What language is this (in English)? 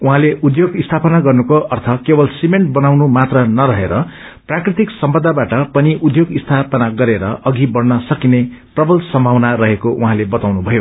Nepali